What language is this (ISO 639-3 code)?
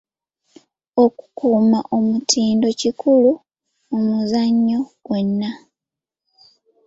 lug